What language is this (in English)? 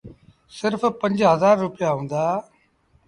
Sindhi Bhil